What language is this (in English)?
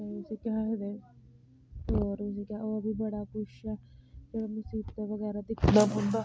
Dogri